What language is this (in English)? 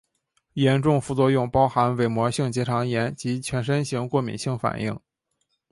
Chinese